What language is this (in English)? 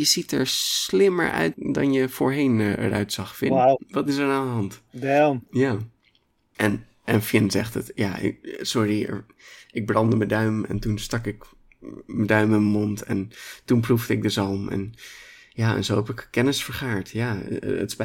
Dutch